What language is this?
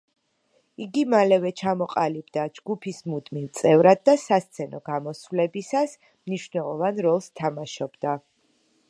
Georgian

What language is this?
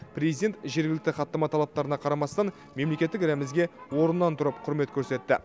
Kazakh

